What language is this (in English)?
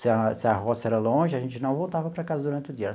Portuguese